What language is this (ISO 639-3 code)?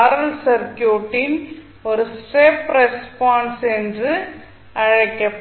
tam